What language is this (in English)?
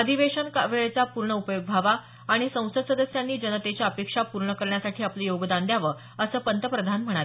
Marathi